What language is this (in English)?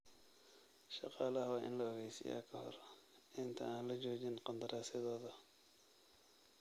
Somali